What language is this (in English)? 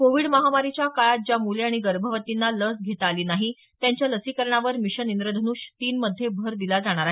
Marathi